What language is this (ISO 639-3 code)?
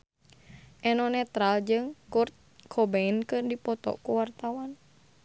sun